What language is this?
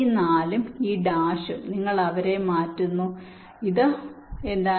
Malayalam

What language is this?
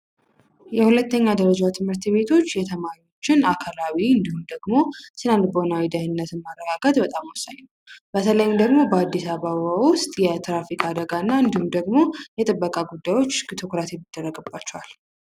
Amharic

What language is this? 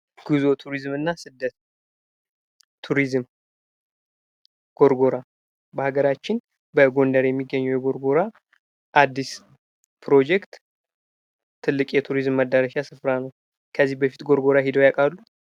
Amharic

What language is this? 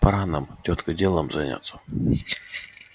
Russian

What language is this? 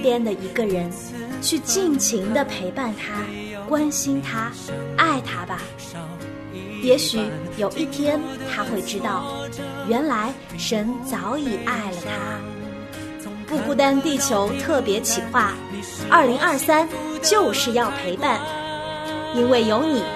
Chinese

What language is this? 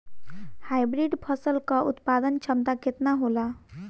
Bhojpuri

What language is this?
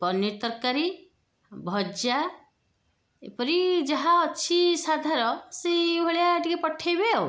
Odia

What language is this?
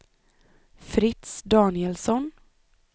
Swedish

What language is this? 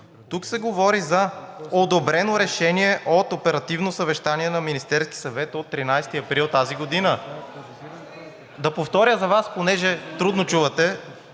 Bulgarian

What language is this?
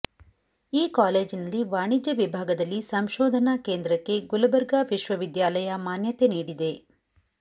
Kannada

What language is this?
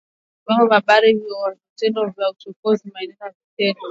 Swahili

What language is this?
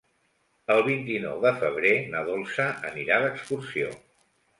Catalan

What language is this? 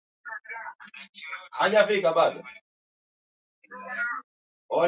Swahili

